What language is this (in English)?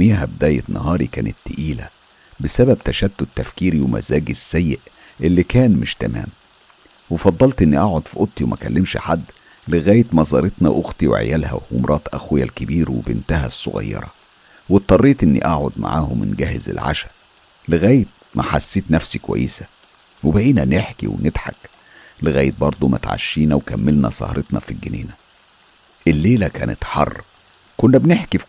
Arabic